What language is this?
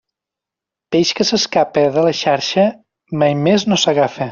Catalan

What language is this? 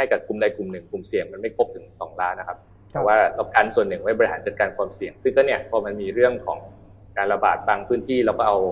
Thai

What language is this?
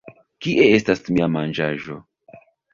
Esperanto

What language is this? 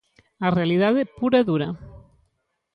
Galician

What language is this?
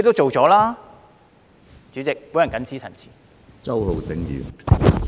Cantonese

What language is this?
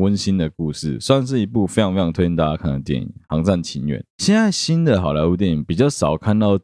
Chinese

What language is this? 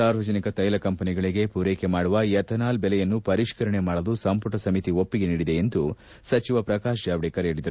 Kannada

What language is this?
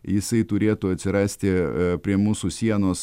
Lithuanian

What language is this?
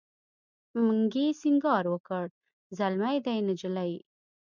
Pashto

